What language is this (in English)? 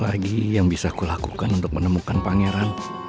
Indonesian